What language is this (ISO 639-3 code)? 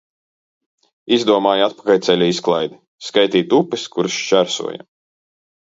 lav